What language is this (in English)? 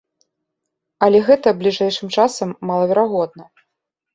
Belarusian